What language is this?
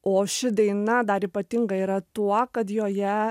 Lithuanian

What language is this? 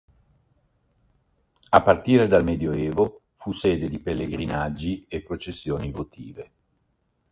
Italian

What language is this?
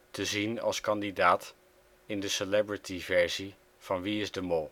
Dutch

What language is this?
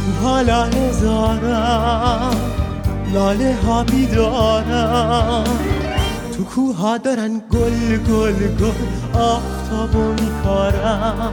Persian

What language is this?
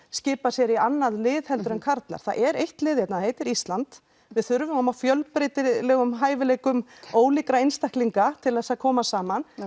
Icelandic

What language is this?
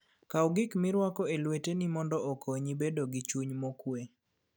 Luo (Kenya and Tanzania)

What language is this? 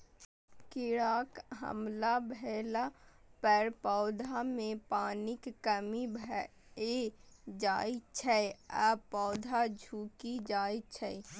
Maithili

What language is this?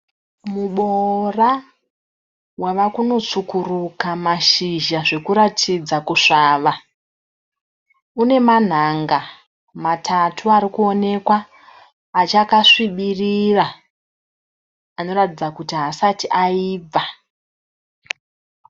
Shona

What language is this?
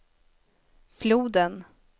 Swedish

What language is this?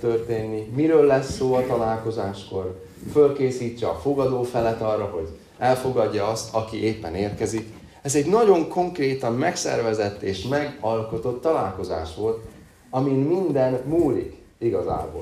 Hungarian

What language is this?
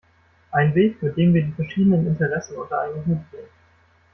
German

